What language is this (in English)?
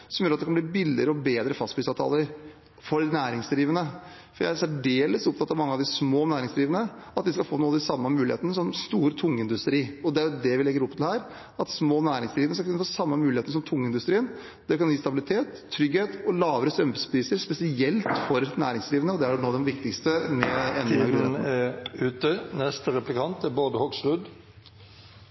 Norwegian Bokmål